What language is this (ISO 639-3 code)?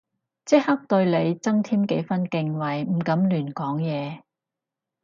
yue